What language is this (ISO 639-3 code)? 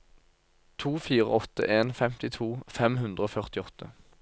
nor